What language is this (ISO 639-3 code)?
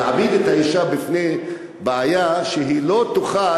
heb